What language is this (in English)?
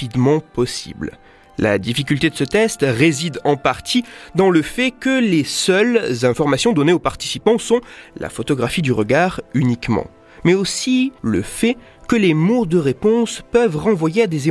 French